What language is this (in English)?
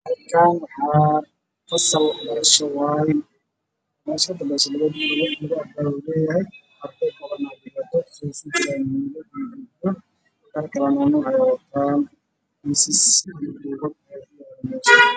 Somali